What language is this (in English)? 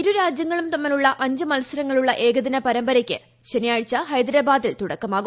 Malayalam